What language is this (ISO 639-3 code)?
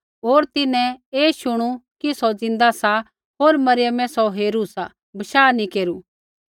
kfx